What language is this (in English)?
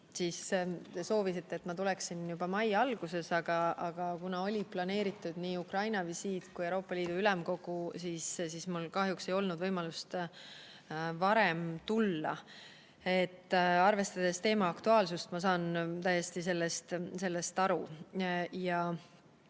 Estonian